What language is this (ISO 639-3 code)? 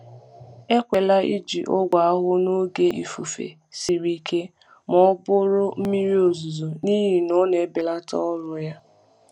ibo